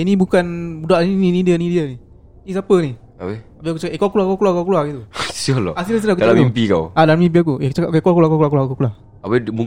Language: Malay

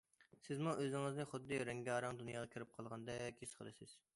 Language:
Uyghur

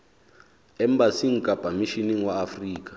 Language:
Southern Sotho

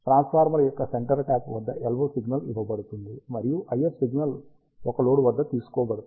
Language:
Telugu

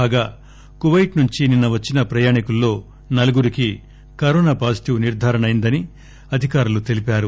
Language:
Telugu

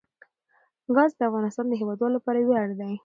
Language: Pashto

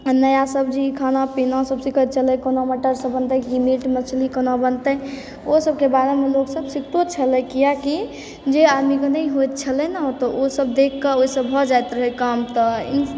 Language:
Maithili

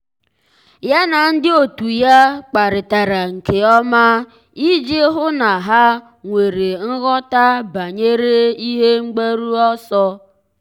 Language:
Igbo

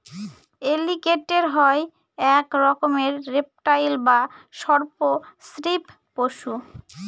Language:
Bangla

